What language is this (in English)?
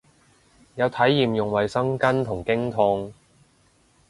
Cantonese